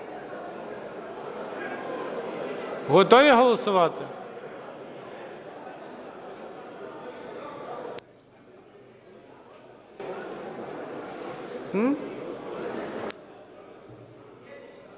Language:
Ukrainian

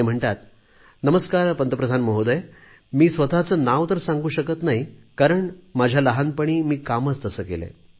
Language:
Marathi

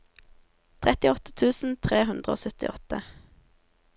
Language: Norwegian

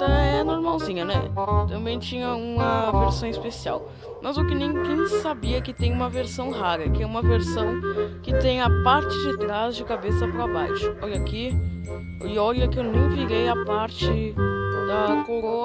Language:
Portuguese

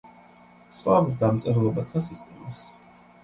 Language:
Georgian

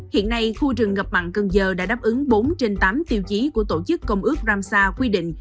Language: Vietnamese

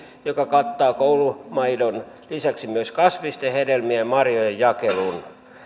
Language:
Finnish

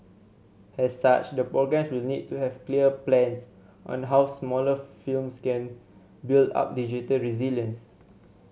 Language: English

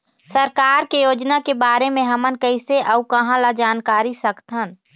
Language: Chhattisgarhi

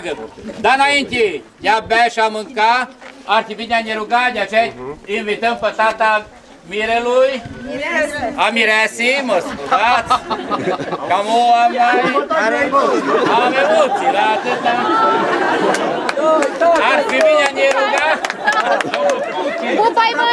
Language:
Romanian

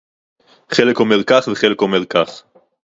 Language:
Hebrew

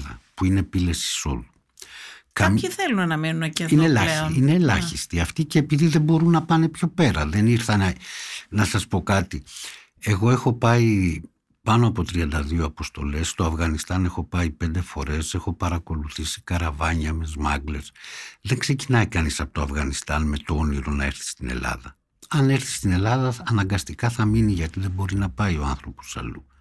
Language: Greek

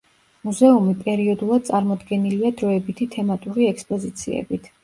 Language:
Georgian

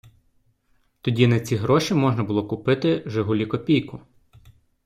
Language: Ukrainian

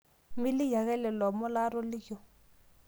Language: Masai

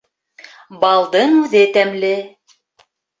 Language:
Bashkir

